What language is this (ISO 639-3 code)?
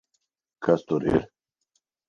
lav